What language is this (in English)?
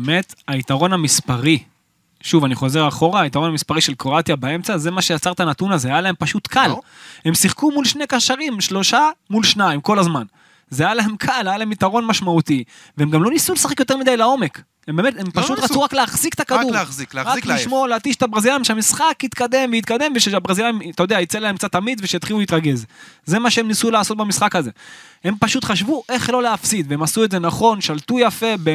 Hebrew